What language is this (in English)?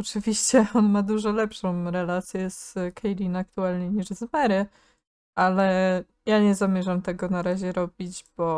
Polish